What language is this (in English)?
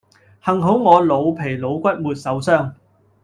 Cantonese